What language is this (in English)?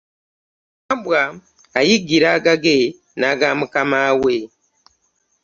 Ganda